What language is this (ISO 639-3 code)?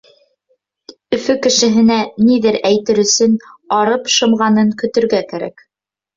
bak